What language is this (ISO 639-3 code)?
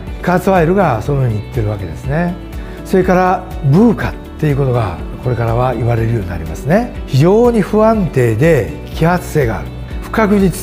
jpn